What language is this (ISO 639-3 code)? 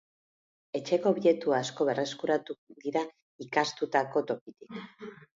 eus